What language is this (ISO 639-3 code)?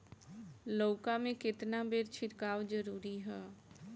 bho